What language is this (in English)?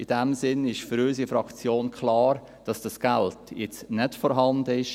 Swiss German